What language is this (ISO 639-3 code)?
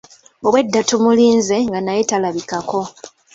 lug